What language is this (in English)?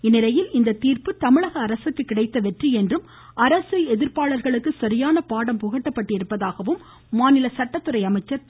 Tamil